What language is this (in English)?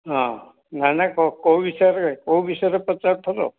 Odia